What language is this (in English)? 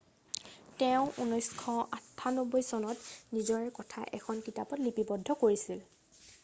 Assamese